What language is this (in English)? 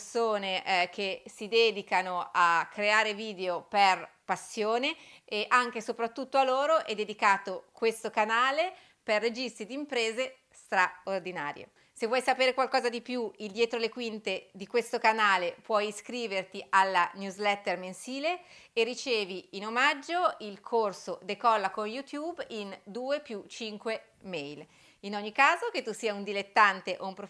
Italian